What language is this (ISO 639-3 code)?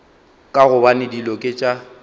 nso